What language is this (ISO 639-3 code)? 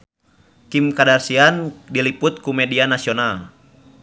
sun